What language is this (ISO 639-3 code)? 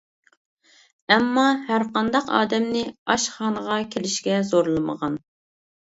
uig